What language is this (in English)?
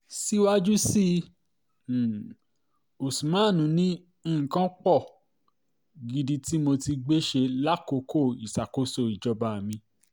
Yoruba